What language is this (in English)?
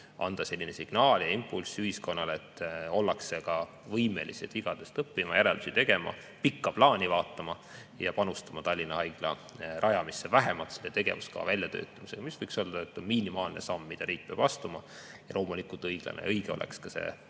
Estonian